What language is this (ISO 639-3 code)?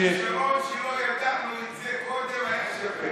heb